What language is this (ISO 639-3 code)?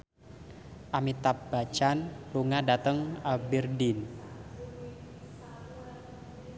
jav